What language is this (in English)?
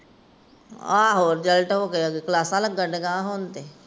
Punjabi